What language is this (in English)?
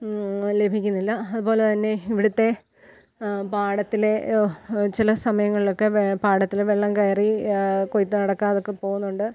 Malayalam